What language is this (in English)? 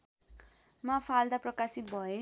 Nepali